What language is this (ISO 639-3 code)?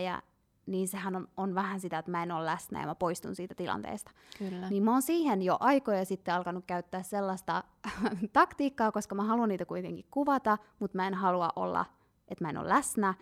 fin